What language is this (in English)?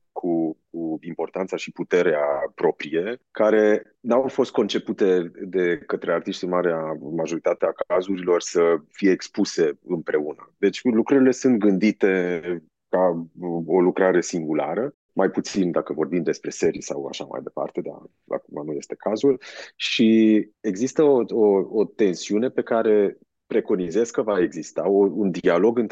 Romanian